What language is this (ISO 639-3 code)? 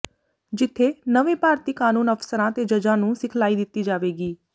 pan